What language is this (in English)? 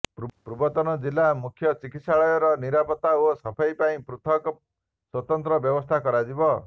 Odia